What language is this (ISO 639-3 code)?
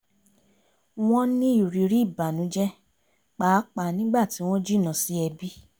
yor